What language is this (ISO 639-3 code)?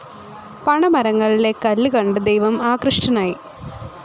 mal